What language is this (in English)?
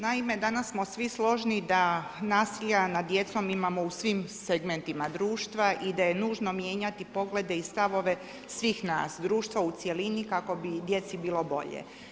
Croatian